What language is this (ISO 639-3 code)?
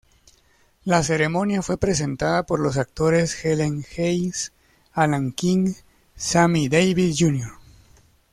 spa